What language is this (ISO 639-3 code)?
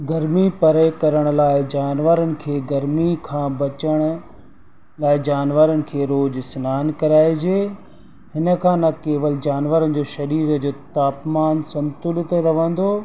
snd